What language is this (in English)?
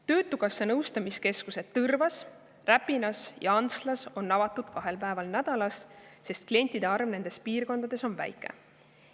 Estonian